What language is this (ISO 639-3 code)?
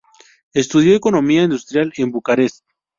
spa